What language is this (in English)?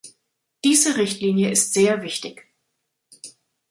German